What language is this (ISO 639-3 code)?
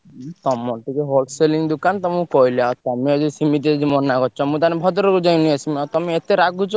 ori